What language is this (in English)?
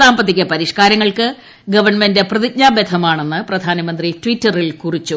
Malayalam